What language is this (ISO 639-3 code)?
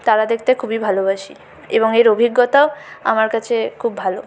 ben